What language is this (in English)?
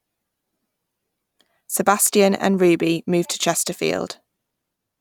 English